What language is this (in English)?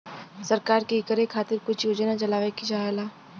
Bhojpuri